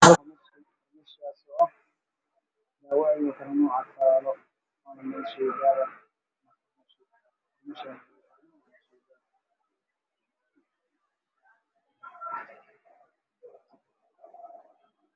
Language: Somali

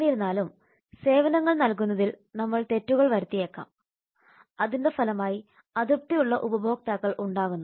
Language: Malayalam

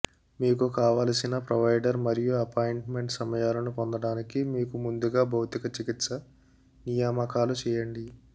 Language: Telugu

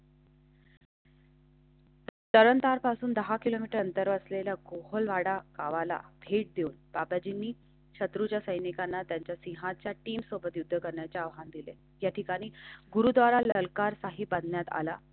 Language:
Marathi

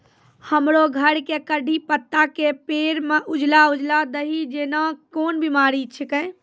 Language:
Maithili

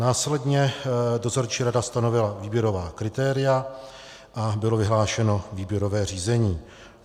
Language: Czech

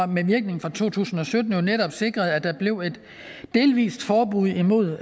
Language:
Danish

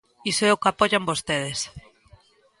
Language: Galician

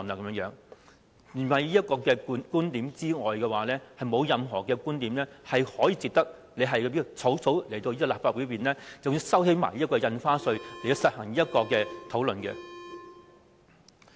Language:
Cantonese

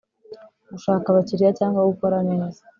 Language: Kinyarwanda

